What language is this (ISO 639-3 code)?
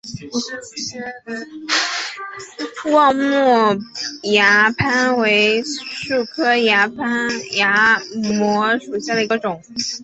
zho